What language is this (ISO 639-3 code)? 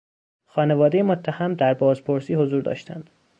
fas